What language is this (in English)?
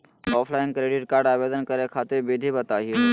Magahi